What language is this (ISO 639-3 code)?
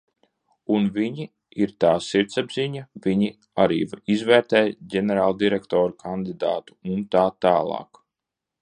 lav